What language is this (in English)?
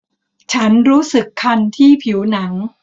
Thai